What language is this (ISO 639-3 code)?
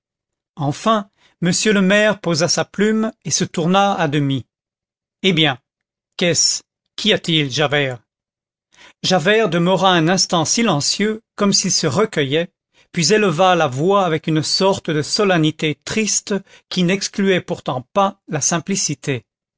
fra